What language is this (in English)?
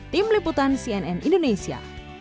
Indonesian